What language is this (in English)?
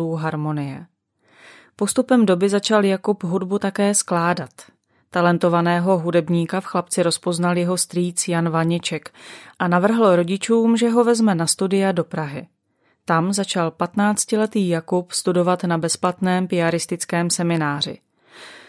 Czech